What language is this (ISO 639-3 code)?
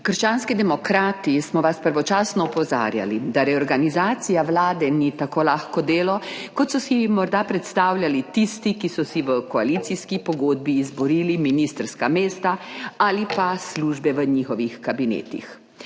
slv